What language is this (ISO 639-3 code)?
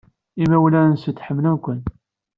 kab